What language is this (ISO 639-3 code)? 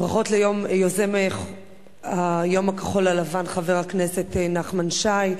heb